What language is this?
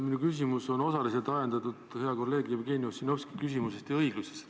Estonian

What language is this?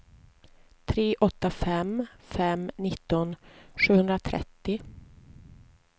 Swedish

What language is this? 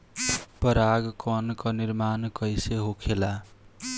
Bhojpuri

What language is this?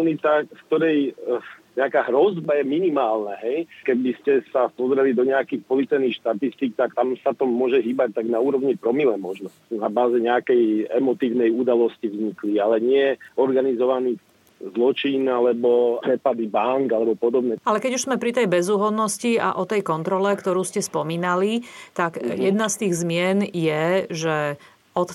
Slovak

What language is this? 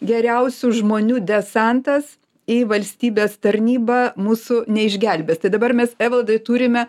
Lithuanian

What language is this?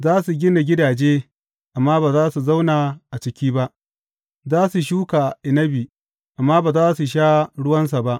Hausa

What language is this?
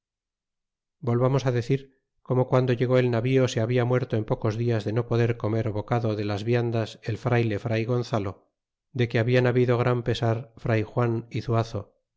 Spanish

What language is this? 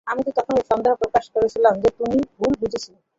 Bangla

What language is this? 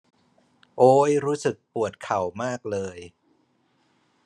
Thai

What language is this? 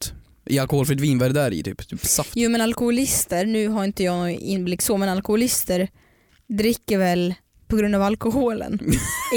Swedish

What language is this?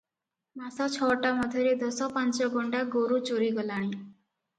Odia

